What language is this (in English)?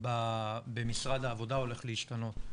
Hebrew